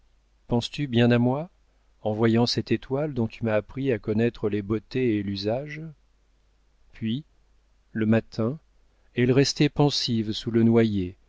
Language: French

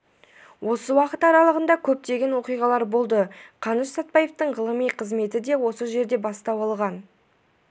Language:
Kazakh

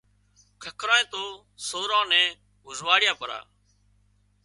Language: Wadiyara Koli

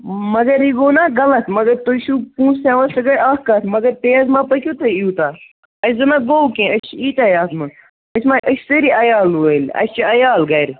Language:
Kashmiri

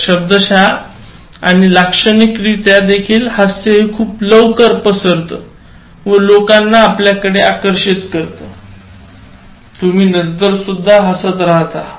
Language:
Marathi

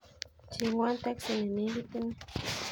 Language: Kalenjin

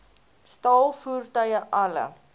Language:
Afrikaans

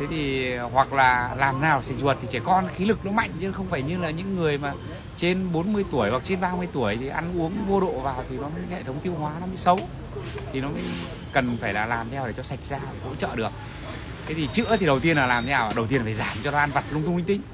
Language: Vietnamese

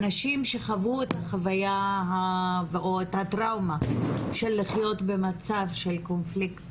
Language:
Hebrew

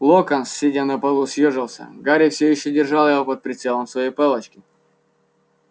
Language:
Russian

